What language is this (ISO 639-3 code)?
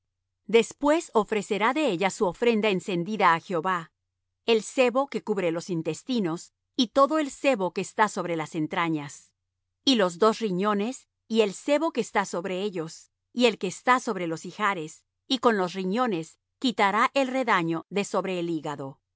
spa